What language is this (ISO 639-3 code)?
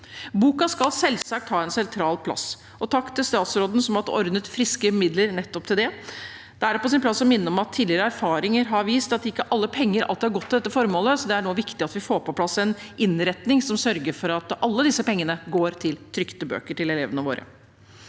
nor